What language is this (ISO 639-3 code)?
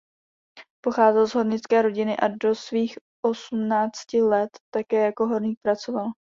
ces